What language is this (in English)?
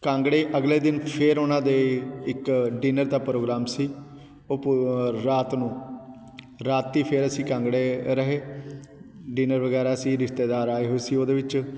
Punjabi